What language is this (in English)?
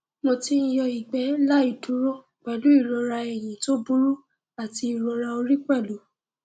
Yoruba